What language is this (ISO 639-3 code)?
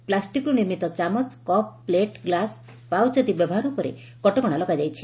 ori